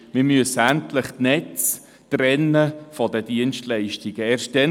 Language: Swiss German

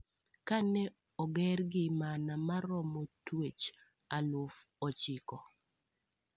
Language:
Luo (Kenya and Tanzania)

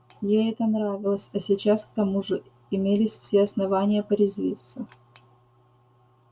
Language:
Russian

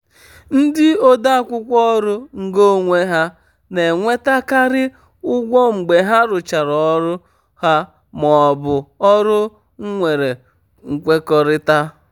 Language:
Igbo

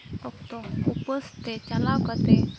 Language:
Santali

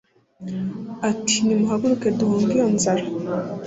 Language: Kinyarwanda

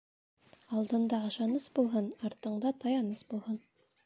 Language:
Bashkir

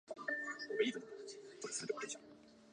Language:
Chinese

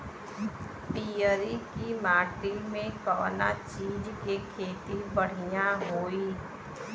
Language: Bhojpuri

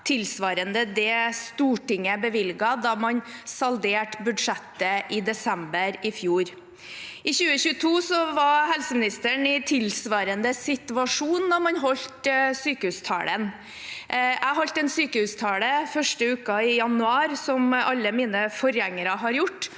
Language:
Norwegian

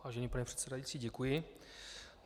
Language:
Czech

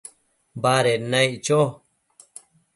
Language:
Matsés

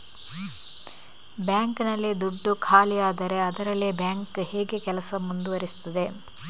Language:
Kannada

